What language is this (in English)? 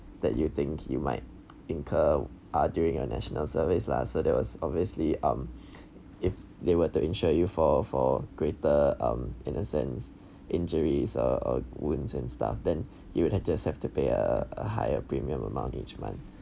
English